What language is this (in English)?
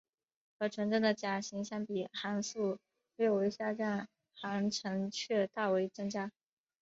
Chinese